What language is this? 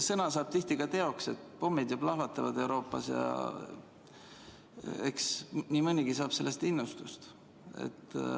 Estonian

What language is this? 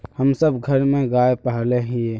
Magahi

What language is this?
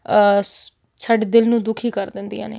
Punjabi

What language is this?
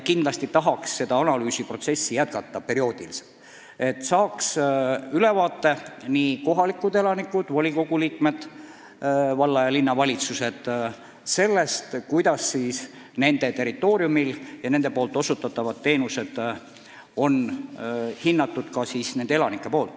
Estonian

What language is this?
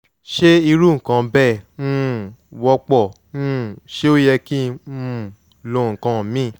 Yoruba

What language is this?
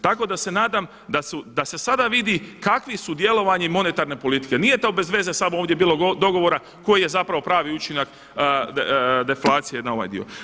Croatian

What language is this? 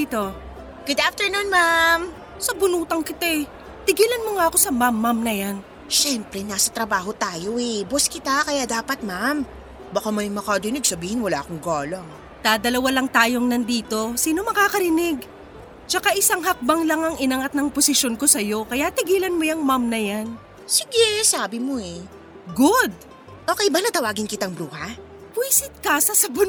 Filipino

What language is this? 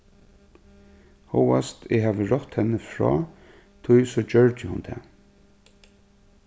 Faroese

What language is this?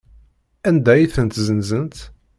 Kabyle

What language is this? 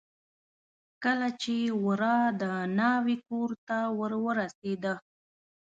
Pashto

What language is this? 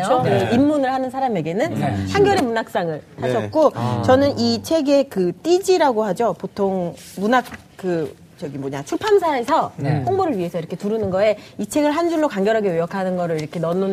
Korean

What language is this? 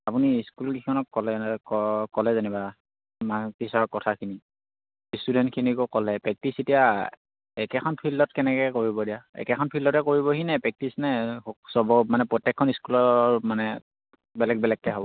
Assamese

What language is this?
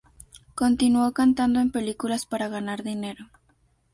Spanish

